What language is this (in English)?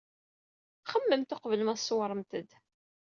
Kabyle